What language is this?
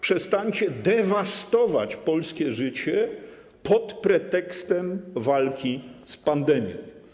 Polish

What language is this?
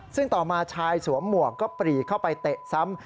Thai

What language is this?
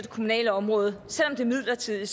Danish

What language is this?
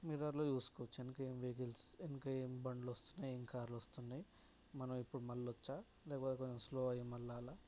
Telugu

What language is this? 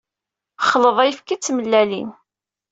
Kabyle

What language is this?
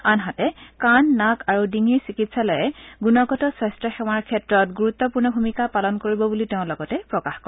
Assamese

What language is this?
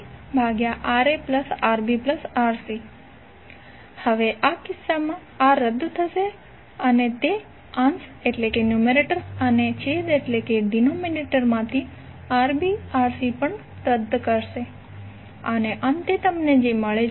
Gujarati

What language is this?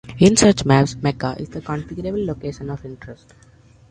English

